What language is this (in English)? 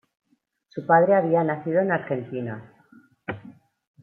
Spanish